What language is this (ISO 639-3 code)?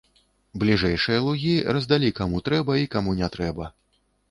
bel